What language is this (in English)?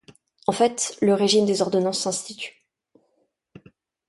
French